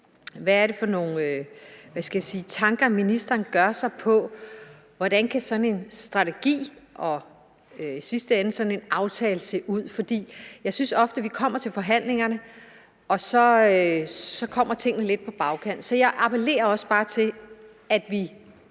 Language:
Danish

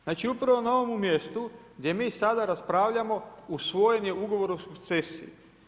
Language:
Croatian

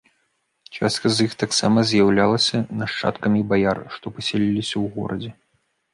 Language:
Belarusian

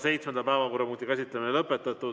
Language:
Estonian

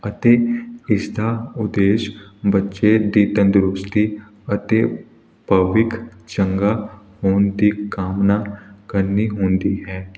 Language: Punjabi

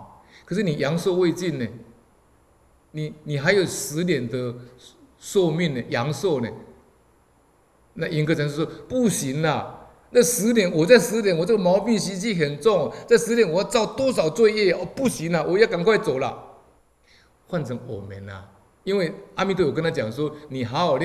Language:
Chinese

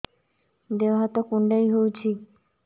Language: Odia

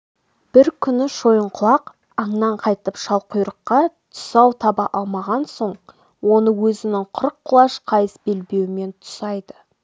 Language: Kazakh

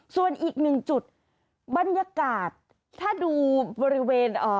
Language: Thai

